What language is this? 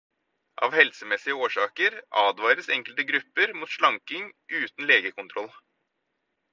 Norwegian Bokmål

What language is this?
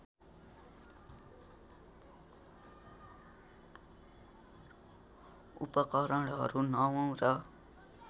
Nepali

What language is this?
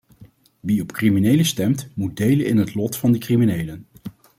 Dutch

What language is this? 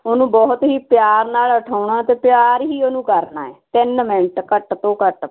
Punjabi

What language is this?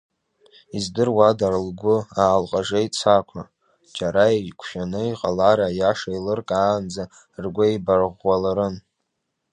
Abkhazian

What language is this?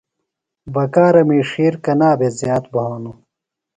Phalura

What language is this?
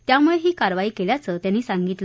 Marathi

